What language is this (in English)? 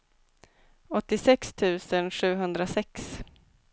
Swedish